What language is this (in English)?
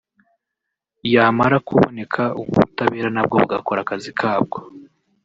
Kinyarwanda